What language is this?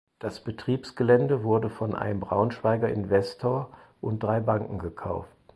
German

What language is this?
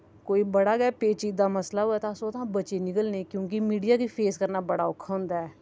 Dogri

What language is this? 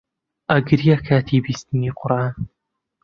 Central Kurdish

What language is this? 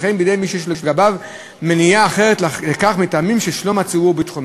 Hebrew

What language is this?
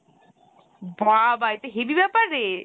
Bangla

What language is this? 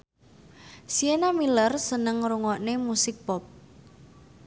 Javanese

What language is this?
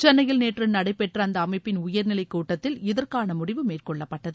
Tamil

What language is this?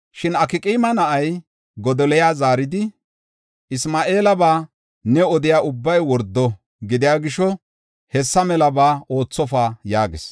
Gofa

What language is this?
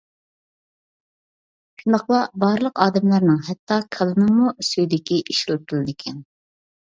Uyghur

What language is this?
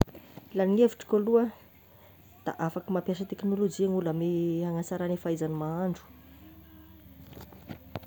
Tesaka Malagasy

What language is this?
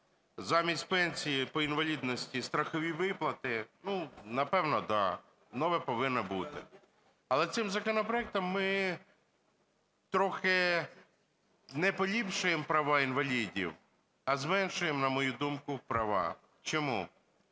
Ukrainian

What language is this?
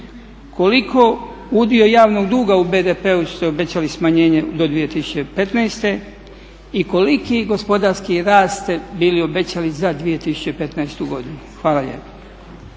Croatian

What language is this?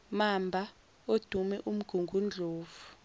Zulu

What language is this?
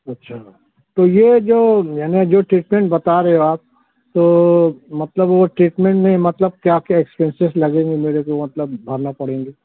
Urdu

